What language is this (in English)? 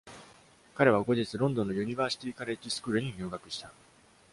Japanese